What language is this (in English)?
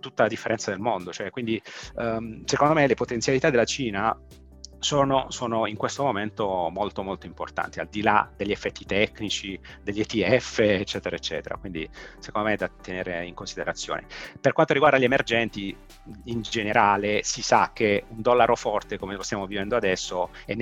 Italian